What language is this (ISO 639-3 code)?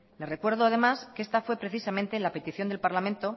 spa